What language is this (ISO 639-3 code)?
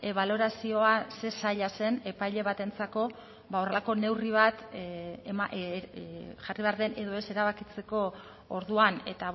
eus